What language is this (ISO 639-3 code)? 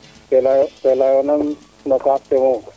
srr